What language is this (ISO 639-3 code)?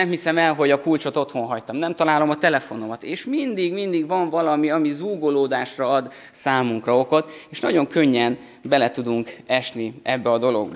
hun